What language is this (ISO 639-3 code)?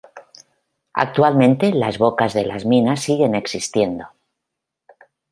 spa